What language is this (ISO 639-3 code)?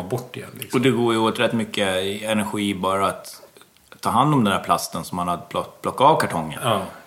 swe